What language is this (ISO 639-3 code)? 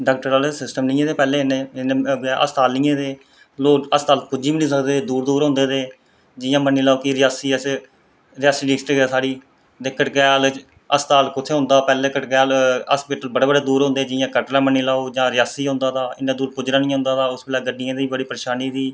doi